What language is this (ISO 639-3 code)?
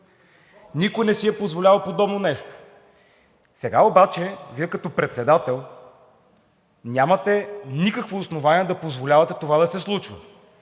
bul